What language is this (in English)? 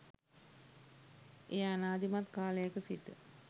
Sinhala